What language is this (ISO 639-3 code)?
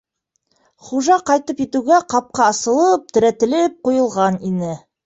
bak